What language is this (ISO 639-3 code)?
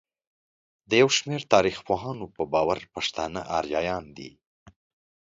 pus